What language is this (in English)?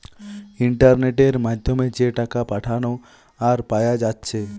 Bangla